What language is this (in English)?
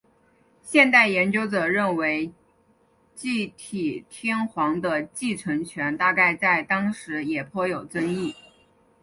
Chinese